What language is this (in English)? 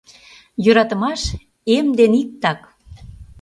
Mari